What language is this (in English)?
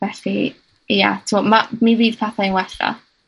Welsh